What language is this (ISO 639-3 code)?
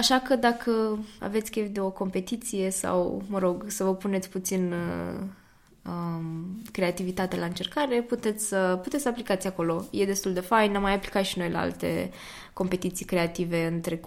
ron